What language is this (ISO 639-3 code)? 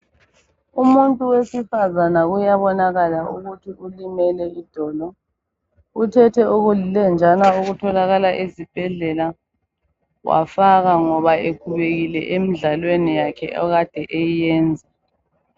nde